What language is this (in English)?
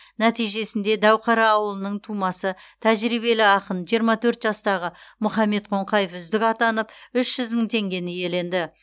Kazakh